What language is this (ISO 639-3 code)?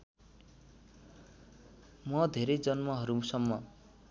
nep